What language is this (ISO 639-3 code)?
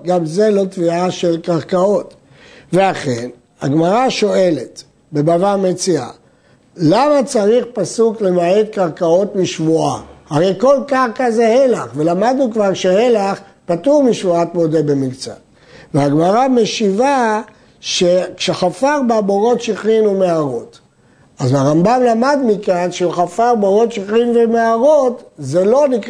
heb